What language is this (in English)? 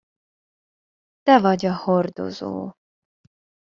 Hungarian